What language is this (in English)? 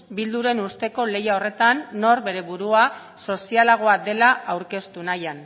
Basque